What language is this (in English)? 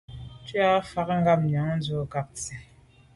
Medumba